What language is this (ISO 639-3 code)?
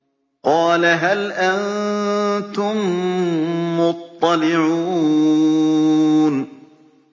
ara